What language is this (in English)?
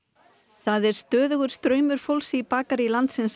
Icelandic